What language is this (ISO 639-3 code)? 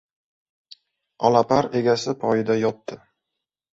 uzb